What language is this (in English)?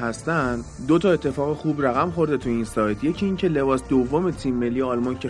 Persian